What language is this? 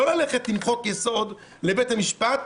Hebrew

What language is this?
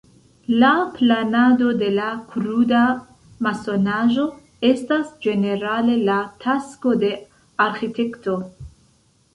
Esperanto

